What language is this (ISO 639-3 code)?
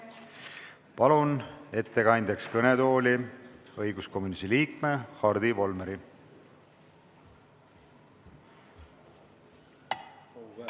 est